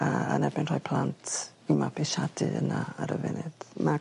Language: Welsh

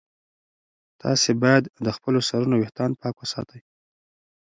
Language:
Pashto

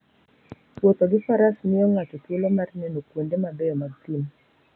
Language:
Luo (Kenya and Tanzania)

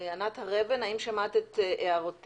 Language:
Hebrew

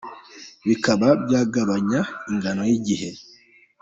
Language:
Kinyarwanda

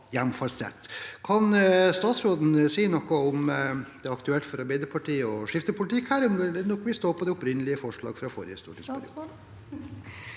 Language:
Norwegian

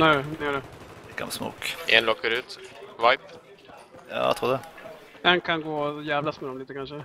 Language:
Swedish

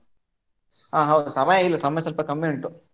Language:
Kannada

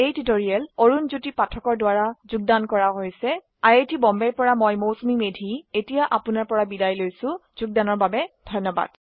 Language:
Assamese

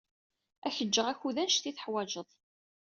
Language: Kabyle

